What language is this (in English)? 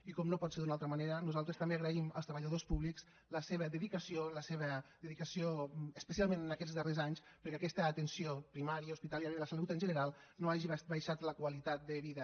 Catalan